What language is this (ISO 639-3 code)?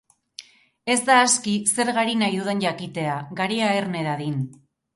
eus